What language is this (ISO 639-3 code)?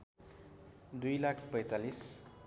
nep